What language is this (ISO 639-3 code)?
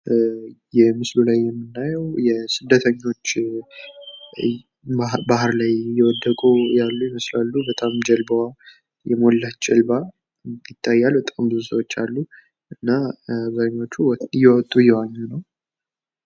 amh